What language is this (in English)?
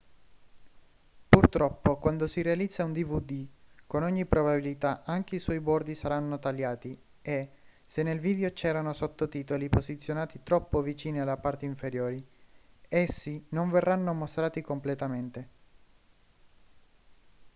Italian